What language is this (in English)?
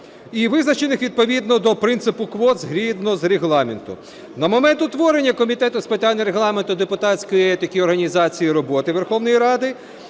Ukrainian